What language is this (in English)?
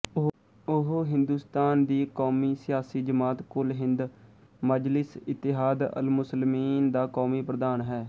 Punjabi